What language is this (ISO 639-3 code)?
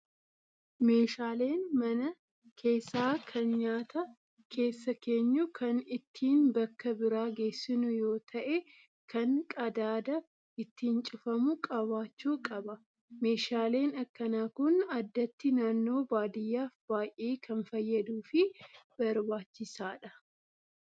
orm